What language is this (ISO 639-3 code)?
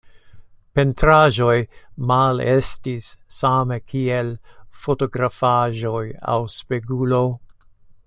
epo